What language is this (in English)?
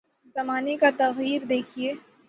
Urdu